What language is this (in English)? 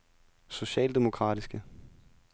Danish